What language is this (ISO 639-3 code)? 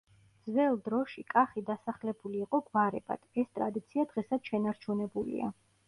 kat